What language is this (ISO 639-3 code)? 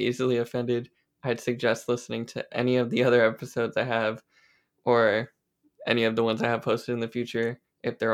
eng